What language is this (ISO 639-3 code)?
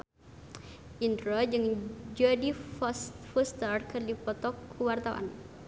sun